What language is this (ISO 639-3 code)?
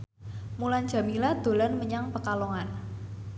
jav